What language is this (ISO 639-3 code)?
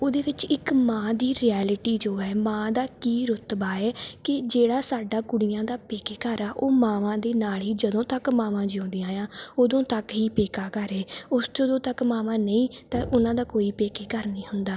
pan